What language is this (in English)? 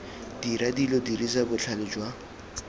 Tswana